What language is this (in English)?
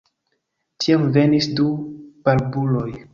Esperanto